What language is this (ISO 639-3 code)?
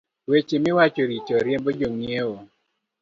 luo